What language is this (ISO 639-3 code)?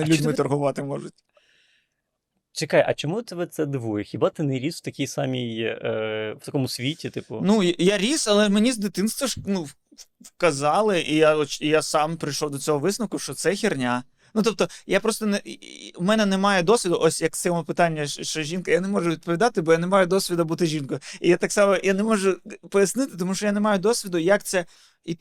ukr